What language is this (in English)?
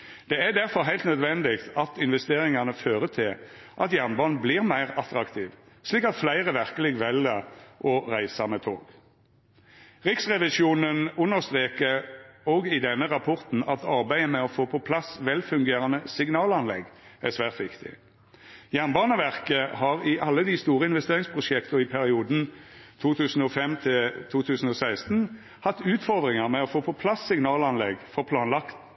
Norwegian Nynorsk